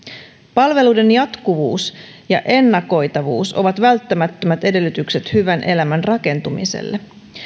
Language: Finnish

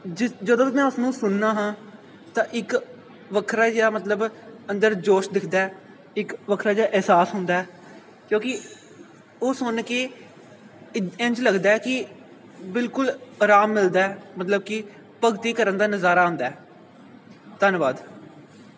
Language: Punjabi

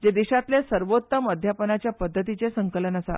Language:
Konkani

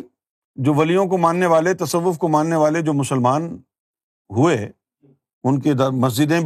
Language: Urdu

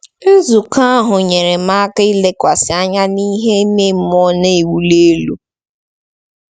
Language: Igbo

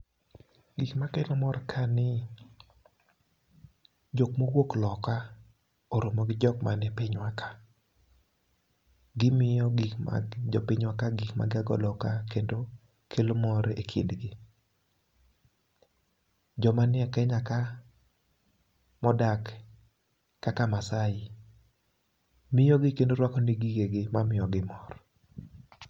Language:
Luo (Kenya and Tanzania)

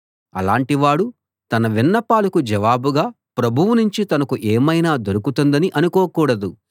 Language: Telugu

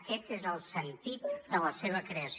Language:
Catalan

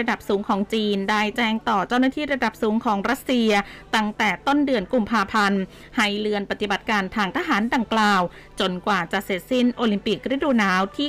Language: Thai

